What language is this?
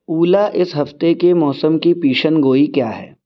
Urdu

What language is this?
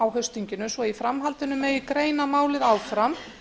Icelandic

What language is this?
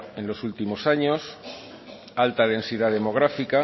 Spanish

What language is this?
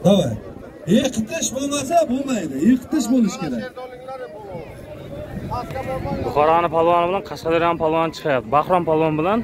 Turkish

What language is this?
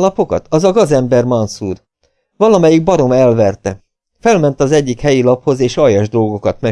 Hungarian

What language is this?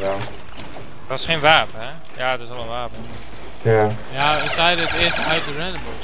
Dutch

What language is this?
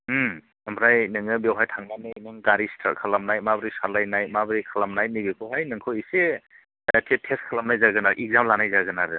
Bodo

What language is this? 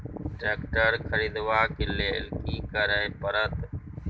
Maithili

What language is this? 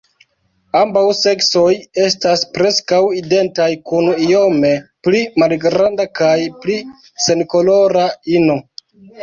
Esperanto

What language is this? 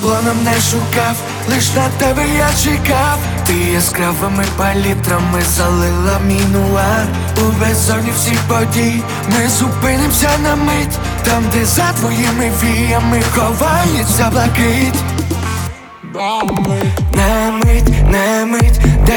Ukrainian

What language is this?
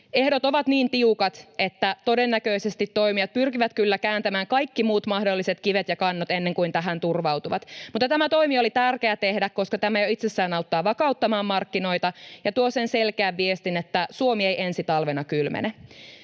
Finnish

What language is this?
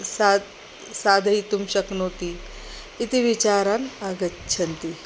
Sanskrit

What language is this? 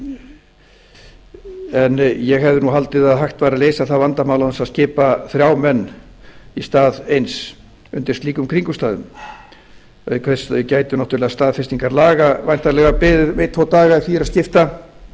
Icelandic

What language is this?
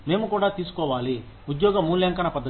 Telugu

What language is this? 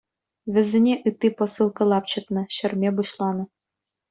Chuvash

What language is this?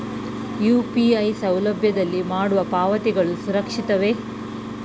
Kannada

